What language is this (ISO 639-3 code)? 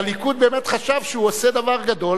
heb